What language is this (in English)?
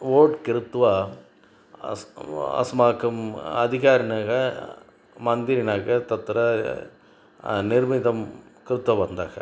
Sanskrit